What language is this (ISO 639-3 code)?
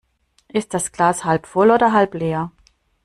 deu